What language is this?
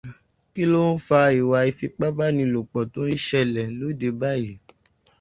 Yoruba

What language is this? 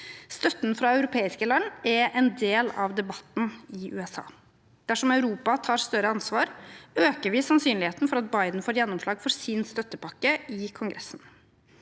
Norwegian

